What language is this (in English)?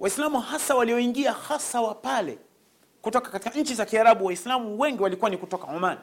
Swahili